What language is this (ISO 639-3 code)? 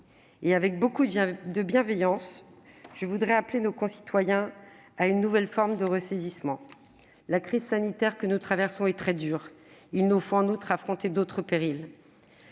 fra